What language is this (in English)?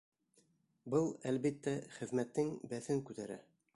Bashkir